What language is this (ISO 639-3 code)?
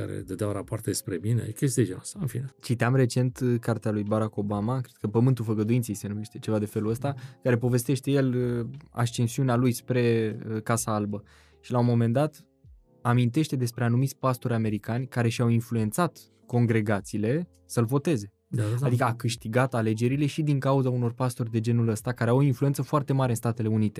ron